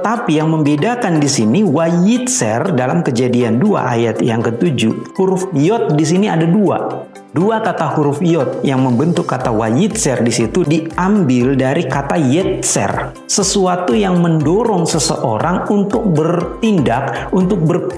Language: Indonesian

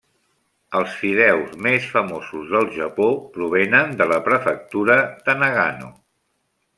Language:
Catalan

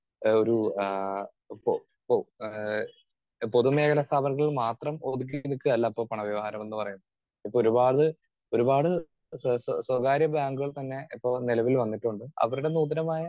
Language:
Malayalam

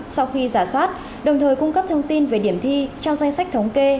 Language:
Vietnamese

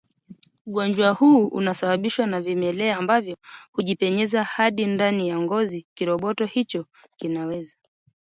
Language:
Swahili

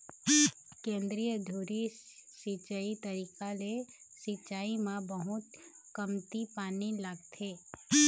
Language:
Chhattisgarhi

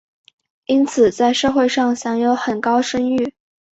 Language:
Chinese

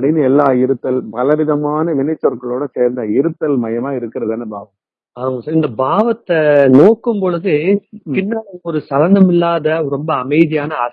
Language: Tamil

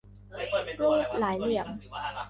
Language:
Thai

